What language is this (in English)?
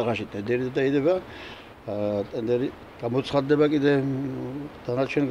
Romanian